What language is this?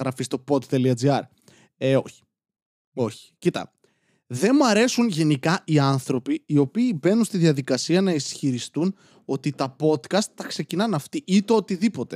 Greek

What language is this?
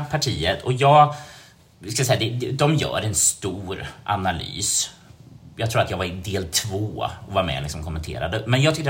Swedish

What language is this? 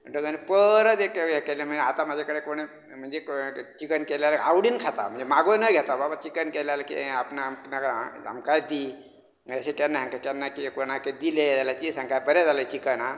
Konkani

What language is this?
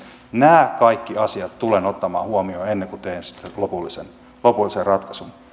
Finnish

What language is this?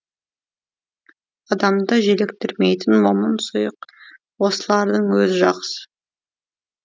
Kazakh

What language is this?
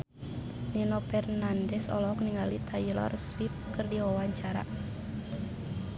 Sundanese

